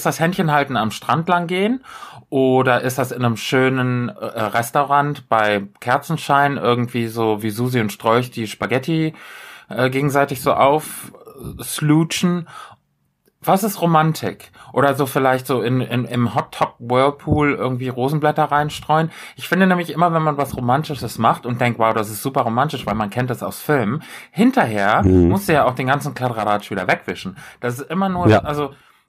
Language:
German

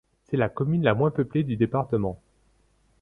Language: French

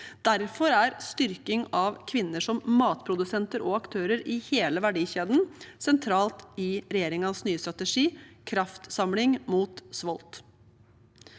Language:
Norwegian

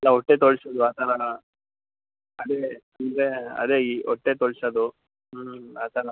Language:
Kannada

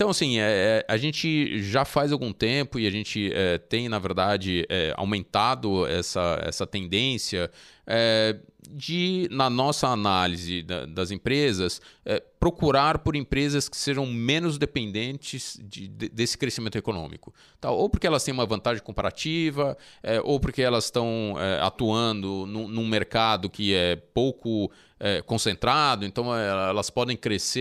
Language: Portuguese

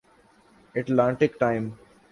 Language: Urdu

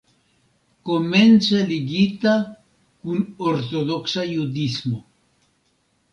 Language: Esperanto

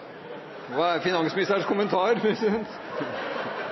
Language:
Norwegian Bokmål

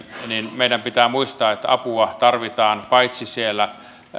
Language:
Finnish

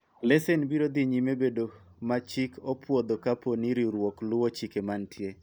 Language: Luo (Kenya and Tanzania)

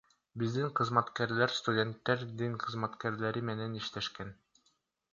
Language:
Kyrgyz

